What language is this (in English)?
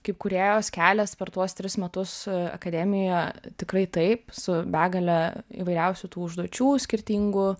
Lithuanian